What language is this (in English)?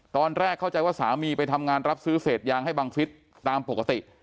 Thai